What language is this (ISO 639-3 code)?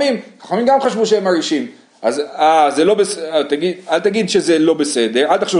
heb